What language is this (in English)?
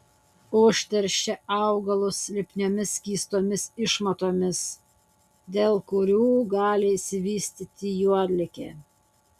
Lithuanian